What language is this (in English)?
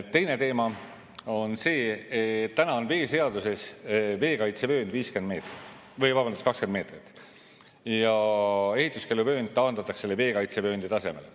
Estonian